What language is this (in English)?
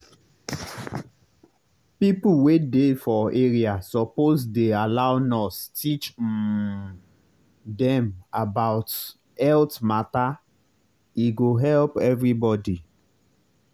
Nigerian Pidgin